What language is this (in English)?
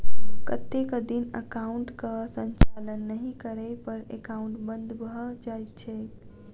Maithili